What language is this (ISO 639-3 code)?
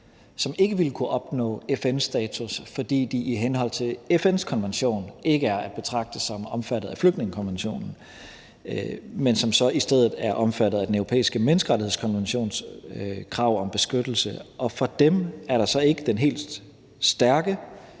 dan